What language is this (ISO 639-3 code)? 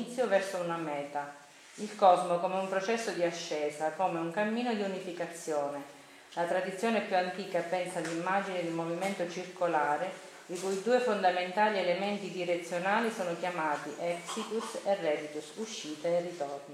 ita